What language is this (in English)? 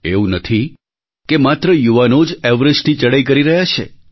Gujarati